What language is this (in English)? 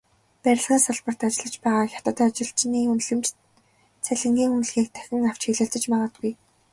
Mongolian